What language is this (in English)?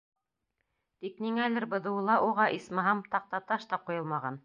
Bashkir